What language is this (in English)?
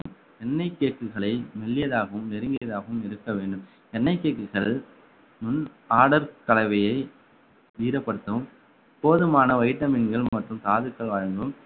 Tamil